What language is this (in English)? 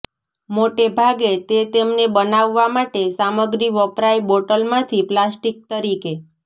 Gujarati